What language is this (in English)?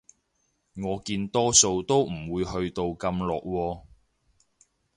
Cantonese